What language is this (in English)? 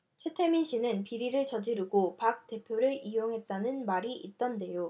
Korean